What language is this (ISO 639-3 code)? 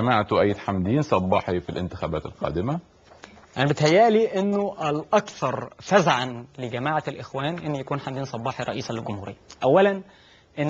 ara